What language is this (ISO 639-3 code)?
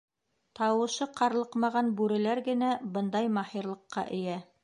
bak